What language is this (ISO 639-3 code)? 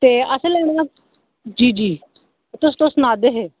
doi